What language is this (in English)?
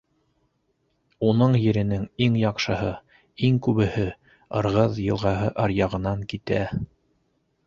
Bashkir